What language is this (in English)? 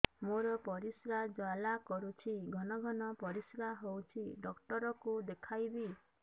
Odia